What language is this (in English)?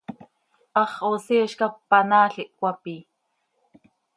Seri